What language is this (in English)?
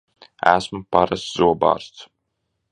Latvian